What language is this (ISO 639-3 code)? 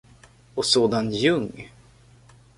swe